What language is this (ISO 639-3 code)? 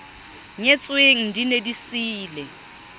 sot